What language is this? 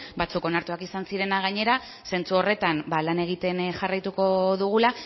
Basque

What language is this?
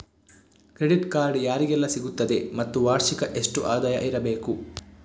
Kannada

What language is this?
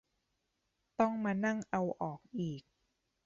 Thai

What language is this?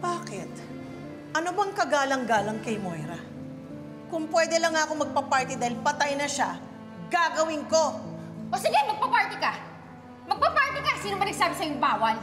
Filipino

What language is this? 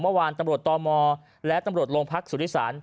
Thai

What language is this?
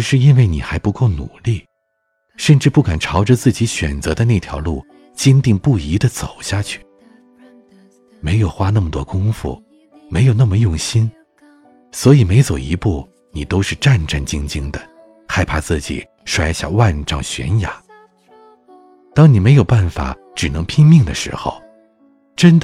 Chinese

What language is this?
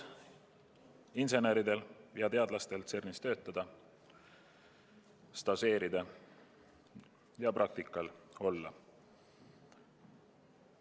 Estonian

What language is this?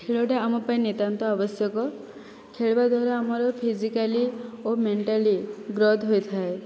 Odia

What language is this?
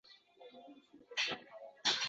Uzbek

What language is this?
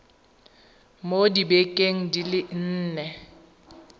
Tswana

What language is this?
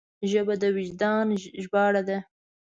Pashto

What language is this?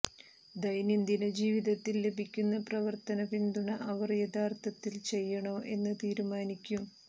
Malayalam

